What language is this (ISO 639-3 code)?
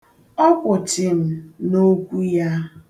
ibo